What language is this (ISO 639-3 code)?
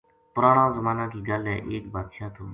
gju